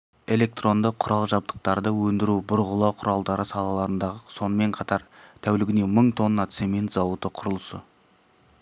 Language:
Kazakh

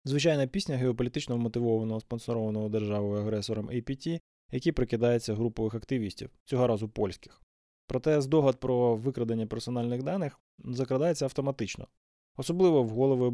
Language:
Ukrainian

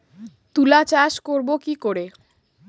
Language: Bangla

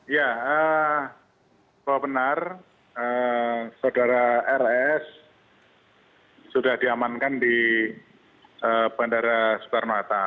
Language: Indonesian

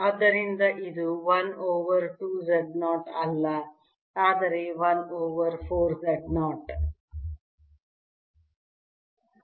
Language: Kannada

